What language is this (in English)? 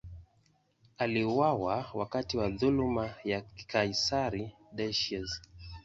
Swahili